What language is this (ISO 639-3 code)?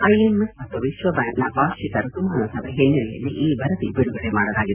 kan